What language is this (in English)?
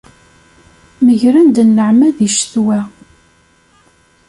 Kabyle